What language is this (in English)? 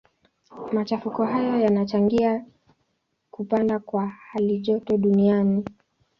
Swahili